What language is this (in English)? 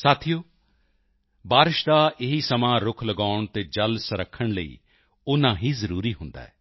Punjabi